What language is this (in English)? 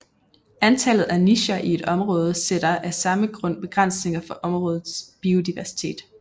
Danish